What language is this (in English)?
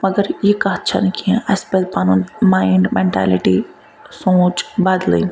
Kashmiri